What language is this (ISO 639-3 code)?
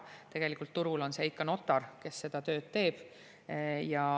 est